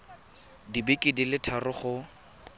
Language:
Tswana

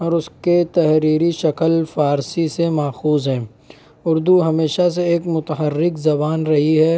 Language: Urdu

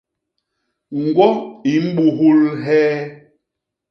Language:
Basaa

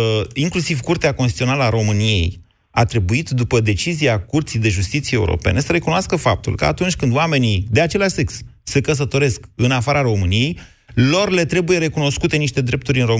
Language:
Romanian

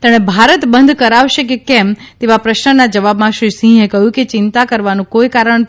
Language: Gujarati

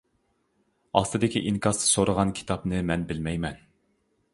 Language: Uyghur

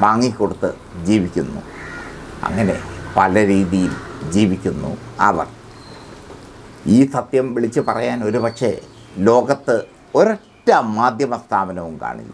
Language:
Thai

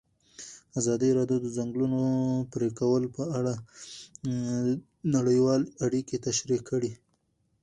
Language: Pashto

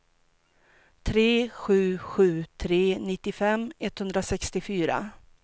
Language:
Swedish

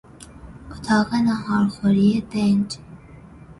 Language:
Persian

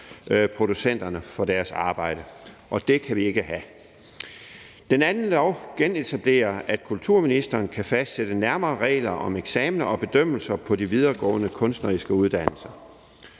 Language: Danish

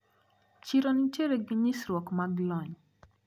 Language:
Luo (Kenya and Tanzania)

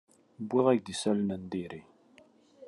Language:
Kabyle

